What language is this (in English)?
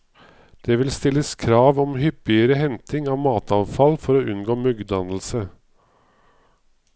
Norwegian